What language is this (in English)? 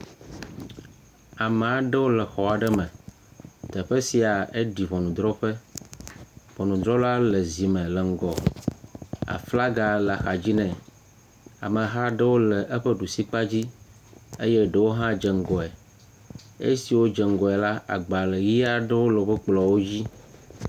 Ewe